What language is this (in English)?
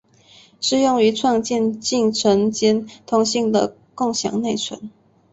Chinese